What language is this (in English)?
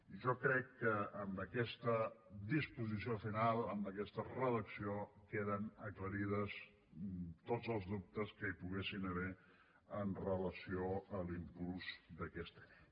Catalan